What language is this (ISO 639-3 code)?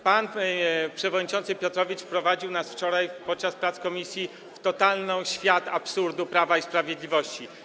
pol